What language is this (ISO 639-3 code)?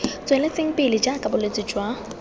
tsn